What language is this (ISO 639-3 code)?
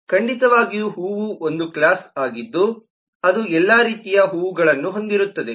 kan